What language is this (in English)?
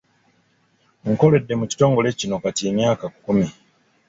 Ganda